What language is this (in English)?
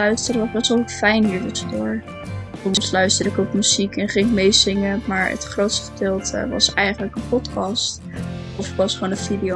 Dutch